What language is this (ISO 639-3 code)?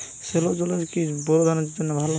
ben